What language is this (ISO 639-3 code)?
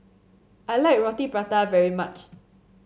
eng